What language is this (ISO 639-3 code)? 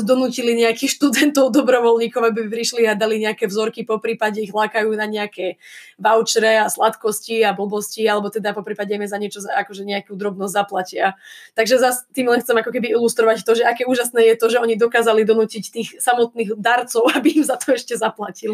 slk